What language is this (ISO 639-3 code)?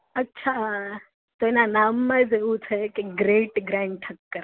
guj